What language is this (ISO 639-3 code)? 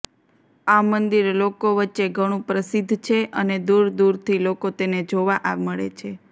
guj